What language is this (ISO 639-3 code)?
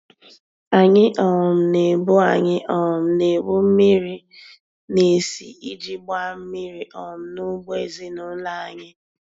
ibo